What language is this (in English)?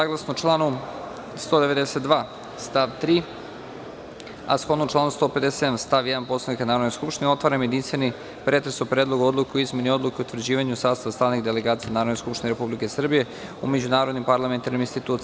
Serbian